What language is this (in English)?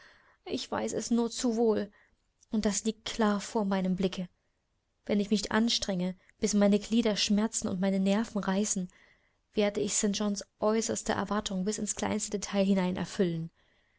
German